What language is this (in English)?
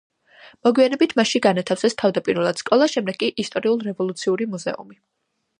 Georgian